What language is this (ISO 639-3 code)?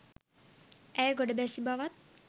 sin